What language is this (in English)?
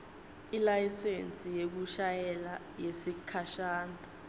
Swati